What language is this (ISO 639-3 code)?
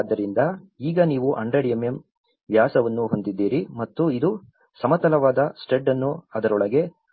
kan